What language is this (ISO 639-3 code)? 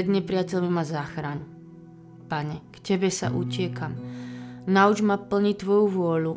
slk